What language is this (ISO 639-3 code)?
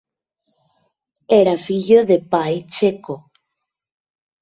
glg